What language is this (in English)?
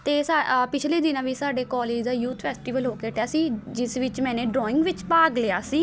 Punjabi